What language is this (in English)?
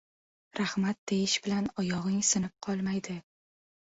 Uzbek